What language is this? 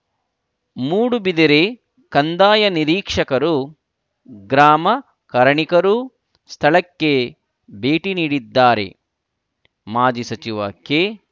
Kannada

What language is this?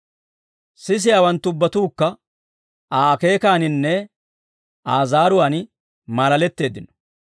Dawro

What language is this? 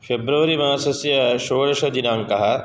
Sanskrit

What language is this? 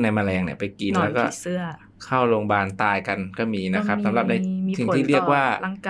Thai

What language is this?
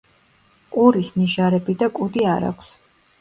Georgian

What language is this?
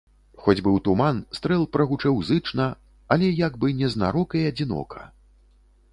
Belarusian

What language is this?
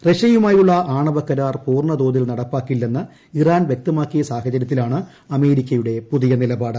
Malayalam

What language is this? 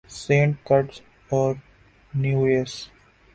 Urdu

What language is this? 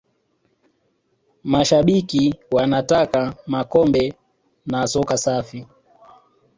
Swahili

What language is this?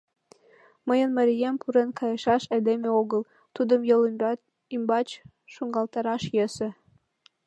Mari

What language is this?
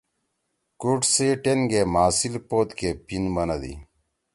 Torwali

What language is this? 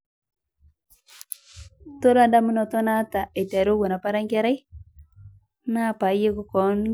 Masai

